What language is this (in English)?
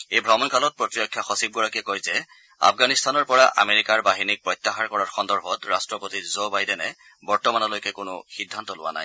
Assamese